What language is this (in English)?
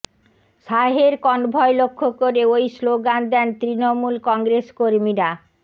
Bangla